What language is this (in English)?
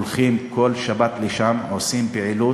Hebrew